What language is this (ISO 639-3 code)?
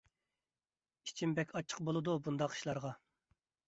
uig